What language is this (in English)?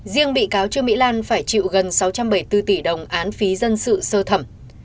Vietnamese